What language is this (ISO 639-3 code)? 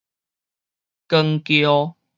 nan